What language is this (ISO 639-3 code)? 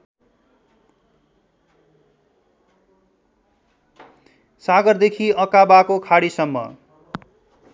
nep